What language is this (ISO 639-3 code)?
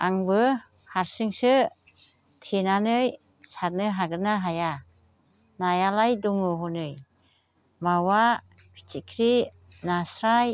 brx